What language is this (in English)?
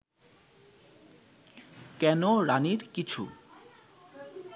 Bangla